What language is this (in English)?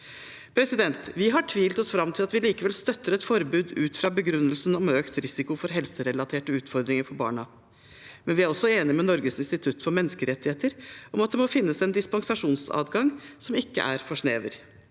Norwegian